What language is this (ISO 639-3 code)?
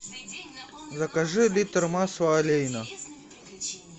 rus